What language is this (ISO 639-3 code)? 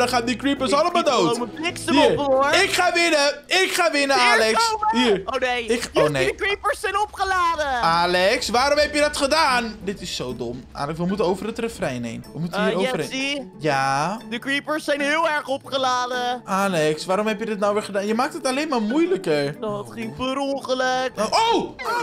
nld